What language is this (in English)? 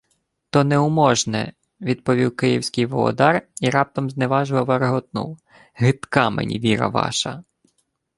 Ukrainian